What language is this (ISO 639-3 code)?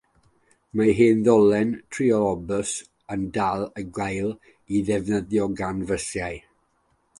cym